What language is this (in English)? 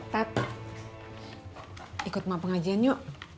Indonesian